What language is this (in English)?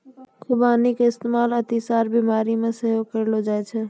Maithili